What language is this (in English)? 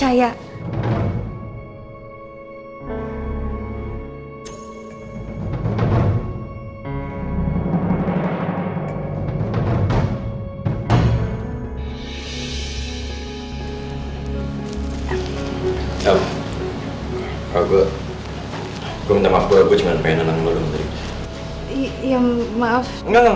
Indonesian